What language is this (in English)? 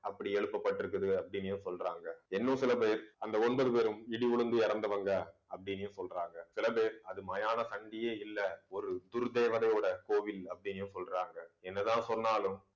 Tamil